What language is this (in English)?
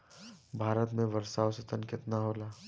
Bhojpuri